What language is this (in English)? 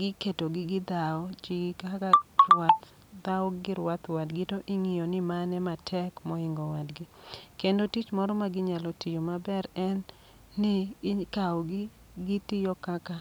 Luo (Kenya and Tanzania)